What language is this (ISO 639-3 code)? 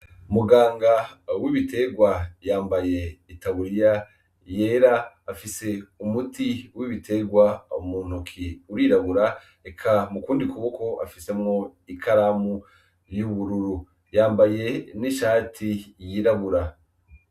run